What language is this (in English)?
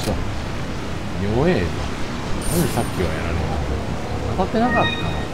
Japanese